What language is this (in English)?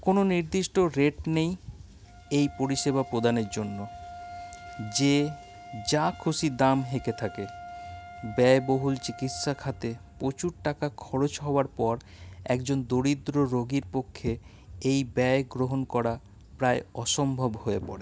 Bangla